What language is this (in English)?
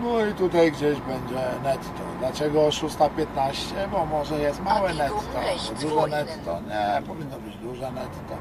Polish